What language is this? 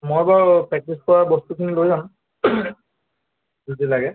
Assamese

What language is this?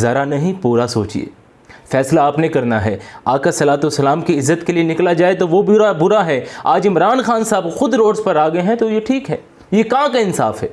Urdu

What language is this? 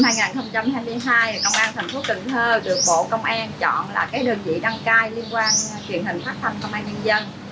Vietnamese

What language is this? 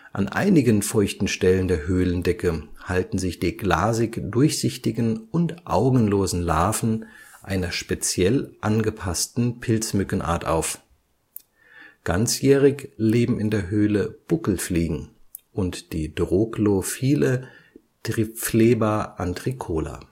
German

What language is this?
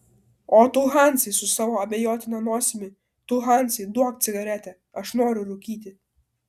Lithuanian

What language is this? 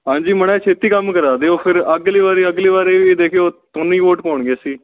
Punjabi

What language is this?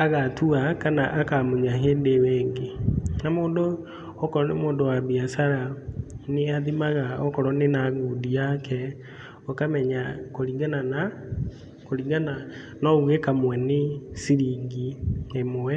Kikuyu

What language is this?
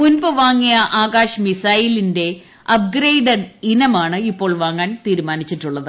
Malayalam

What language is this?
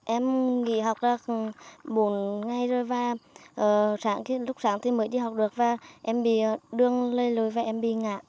Vietnamese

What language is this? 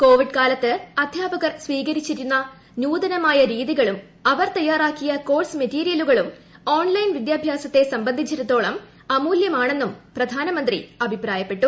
Malayalam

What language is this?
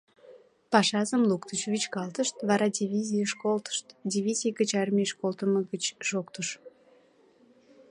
Mari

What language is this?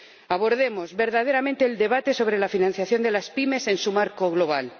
Spanish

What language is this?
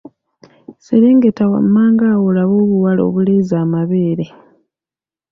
Ganda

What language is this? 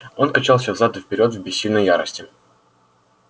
Russian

